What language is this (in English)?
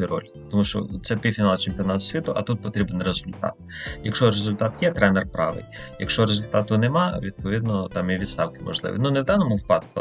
Ukrainian